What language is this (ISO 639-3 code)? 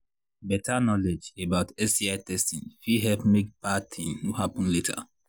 pcm